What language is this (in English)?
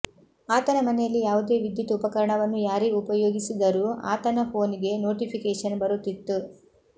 Kannada